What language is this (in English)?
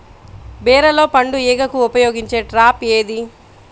Telugu